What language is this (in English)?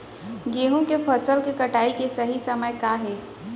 Chhattisgarhi